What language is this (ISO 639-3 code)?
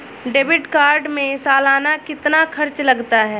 hin